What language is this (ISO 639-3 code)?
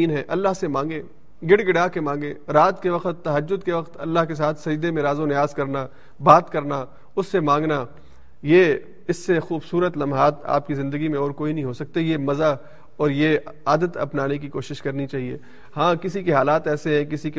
urd